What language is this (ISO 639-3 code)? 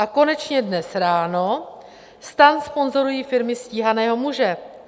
ces